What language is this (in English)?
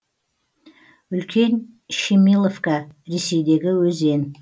Kazakh